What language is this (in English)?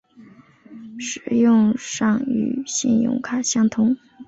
Chinese